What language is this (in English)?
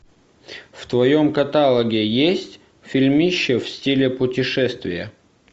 Russian